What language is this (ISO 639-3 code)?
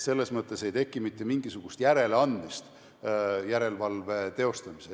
est